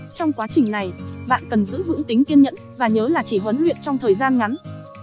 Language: Vietnamese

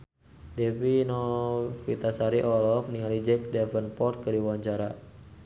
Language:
Sundanese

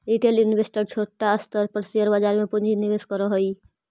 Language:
Magahi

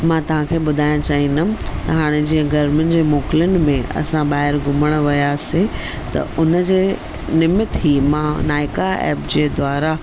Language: Sindhi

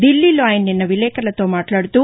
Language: Telugu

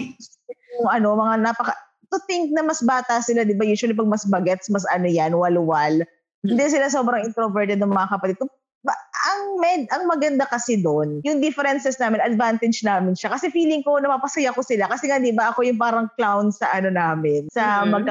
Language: Filipino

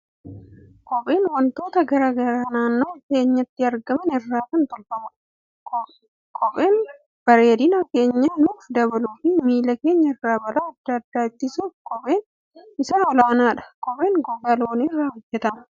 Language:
Oromo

